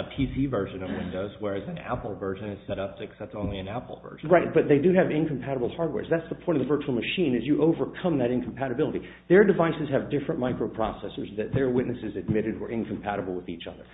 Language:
English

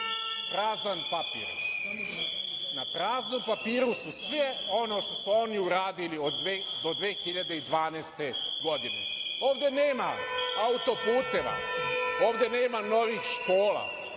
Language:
Serbian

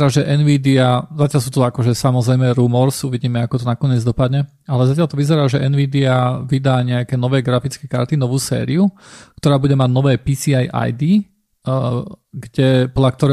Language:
Slovak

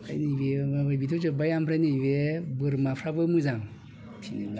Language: Bodo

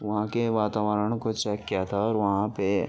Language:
Urdu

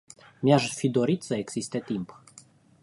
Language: Romanian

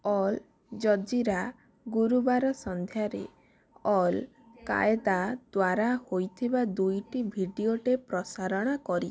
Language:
Odia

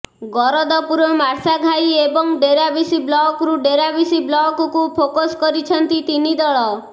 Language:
Odia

